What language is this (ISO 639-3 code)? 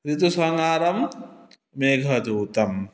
san